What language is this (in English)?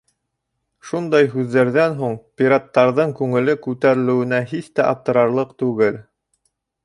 Bashkir